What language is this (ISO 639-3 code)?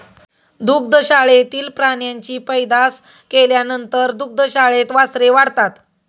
mar